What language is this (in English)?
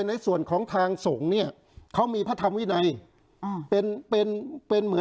Thai